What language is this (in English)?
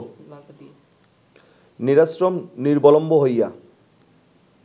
Bangla